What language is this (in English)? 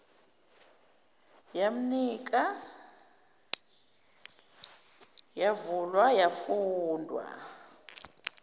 Zulu